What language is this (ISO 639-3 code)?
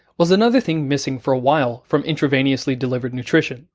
eng